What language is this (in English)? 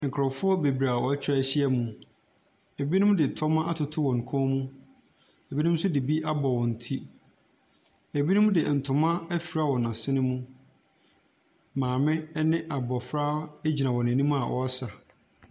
Akan